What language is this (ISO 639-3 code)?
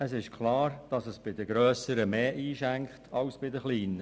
gsw